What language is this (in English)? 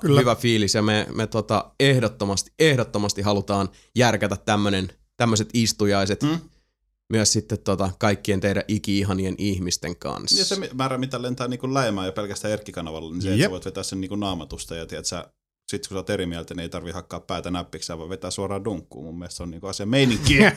Finnish